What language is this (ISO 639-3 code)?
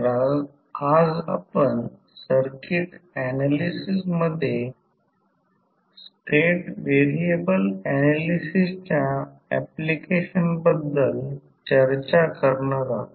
mar